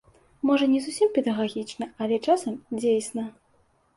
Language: Belarusian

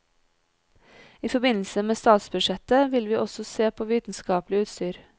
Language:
Norwegian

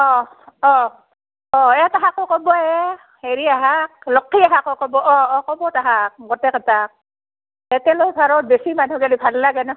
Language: Assamese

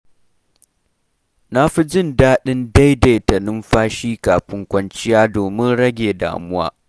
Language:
Hausa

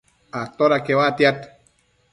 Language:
Matsés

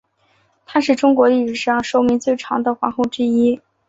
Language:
Chinese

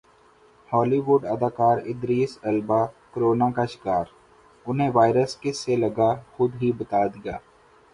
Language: Urdu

